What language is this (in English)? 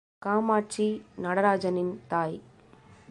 Tamil